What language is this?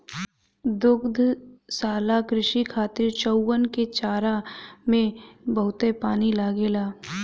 Bhojpuri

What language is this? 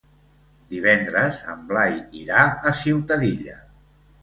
Catalan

